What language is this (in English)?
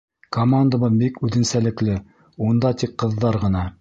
Bashkir